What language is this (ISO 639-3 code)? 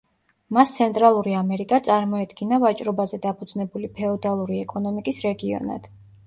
kat